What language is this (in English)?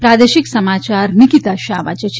Gujarati